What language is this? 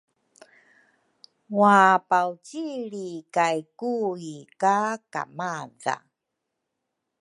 Rukai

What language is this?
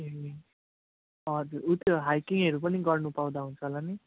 Nepali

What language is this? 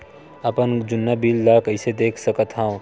Chhattisgarhi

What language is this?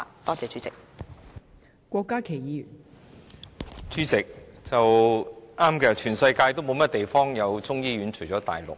Cantonese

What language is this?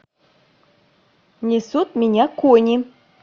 Russian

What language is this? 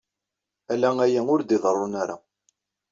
Kabyle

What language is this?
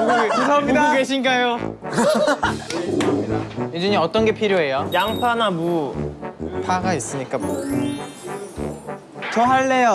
Korean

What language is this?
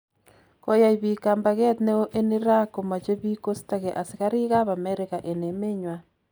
Kalenjin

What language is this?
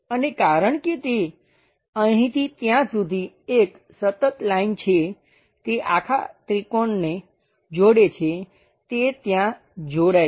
Gujarati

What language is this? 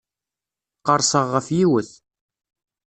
Kabyle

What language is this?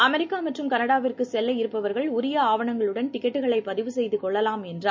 Tamil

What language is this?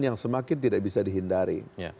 Indonesian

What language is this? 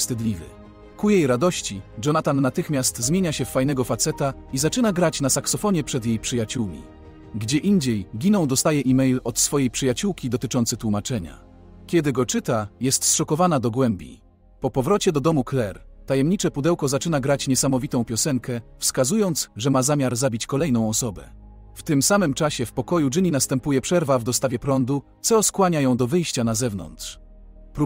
Polish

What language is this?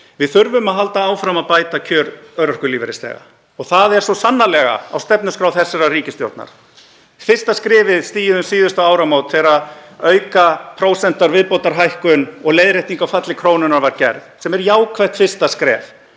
Icelandic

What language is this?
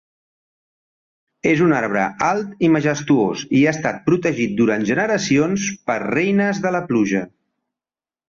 Catalan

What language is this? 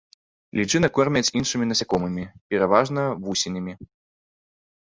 Belarusian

